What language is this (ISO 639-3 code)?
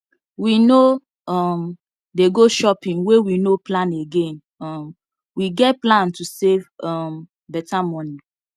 pcm